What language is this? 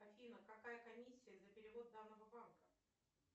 Russian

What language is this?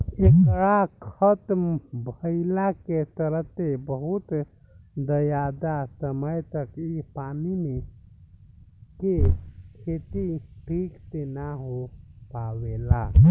Bhojpuri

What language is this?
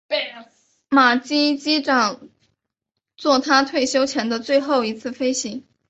Chinese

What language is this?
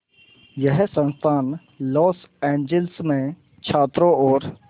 Hindi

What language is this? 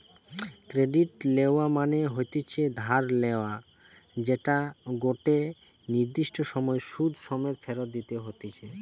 Bangla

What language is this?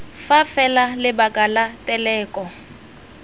Tswana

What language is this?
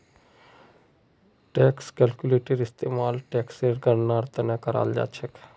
Magahi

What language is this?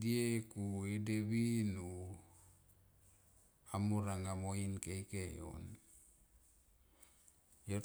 Tomoip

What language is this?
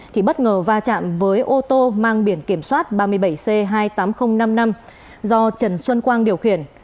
Vietnamese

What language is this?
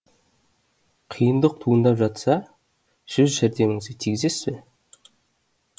Kazakh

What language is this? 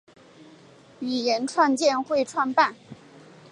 Chinese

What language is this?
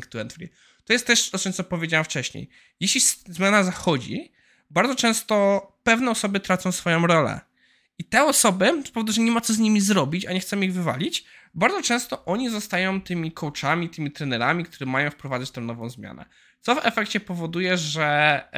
Polish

